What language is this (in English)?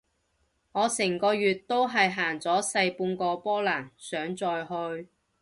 Cantonese